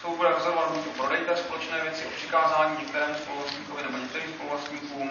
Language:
Czech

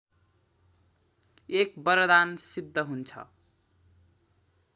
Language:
Nepali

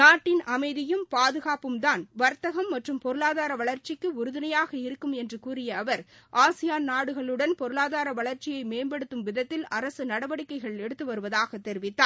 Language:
Tamil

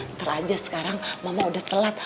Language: Indonesian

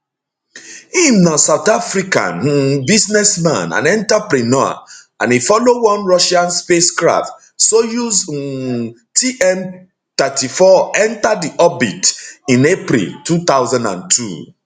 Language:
Nigerian Pidgin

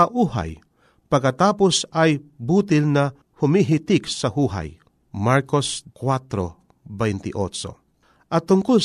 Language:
Filipino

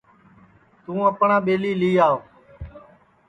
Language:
Sansi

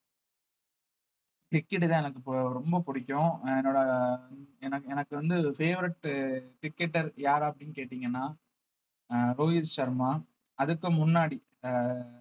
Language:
Tamil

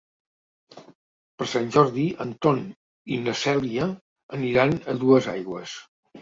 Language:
Catalan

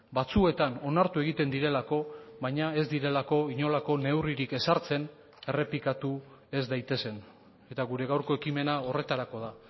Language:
Basque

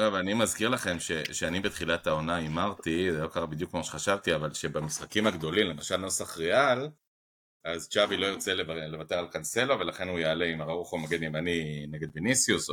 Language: Hebrew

